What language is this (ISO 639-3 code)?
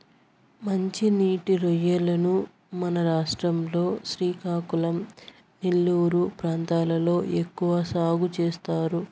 tel